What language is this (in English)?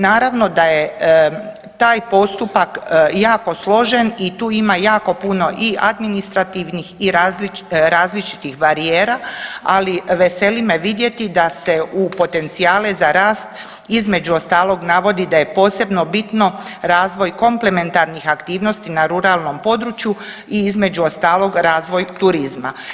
Croatian